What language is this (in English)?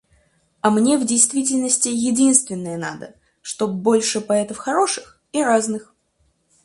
Russian